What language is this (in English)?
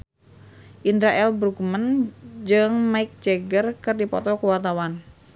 Sundanese